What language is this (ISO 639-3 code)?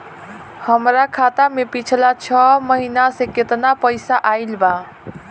bho